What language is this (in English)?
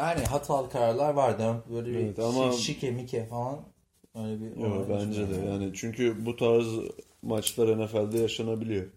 Turkish